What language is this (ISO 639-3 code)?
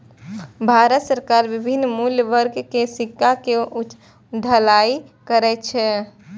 mai